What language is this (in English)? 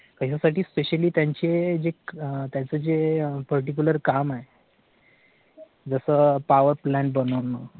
Marathi